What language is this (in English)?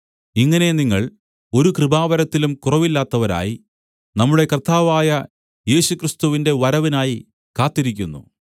Malayalam